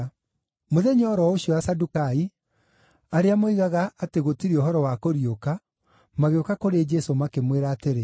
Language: Kikuyu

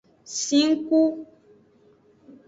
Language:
Aja (Benin)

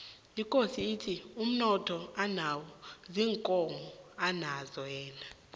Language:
South Ndebele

